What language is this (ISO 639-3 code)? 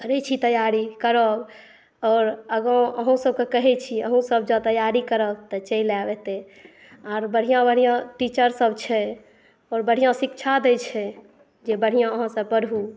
mai